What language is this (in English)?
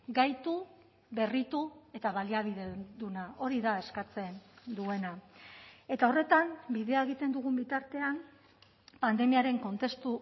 Basque